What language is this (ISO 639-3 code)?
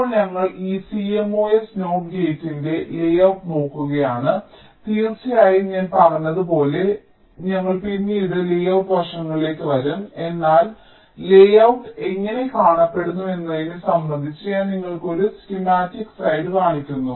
mal